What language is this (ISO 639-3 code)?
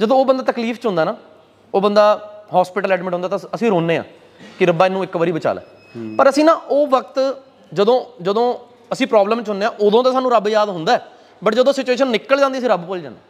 pan